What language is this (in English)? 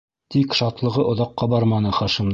Bashkir